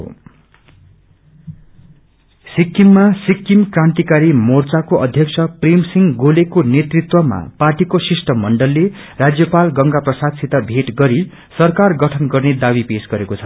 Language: Nepali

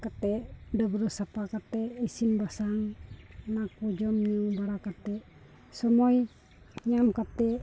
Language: Santali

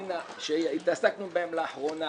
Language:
Hebrew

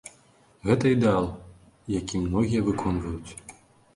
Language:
Belarusian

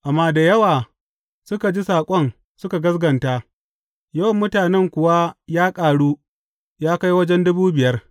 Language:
Hausa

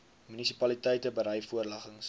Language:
Afrikaans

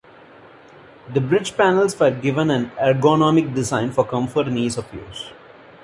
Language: English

